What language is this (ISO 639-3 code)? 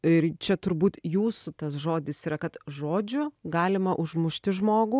lit